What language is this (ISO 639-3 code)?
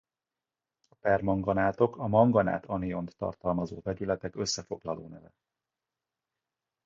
hun